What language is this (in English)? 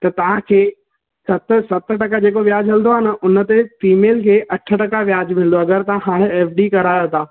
Sindhi